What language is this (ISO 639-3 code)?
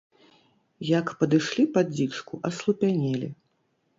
bel